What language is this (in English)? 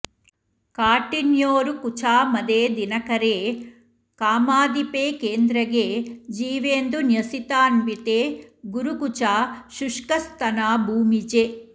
Sanskrit